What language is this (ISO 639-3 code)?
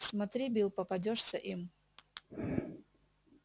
rus